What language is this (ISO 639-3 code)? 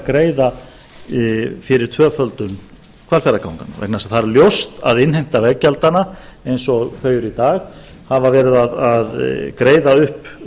isl